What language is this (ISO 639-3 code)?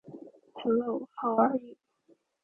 eng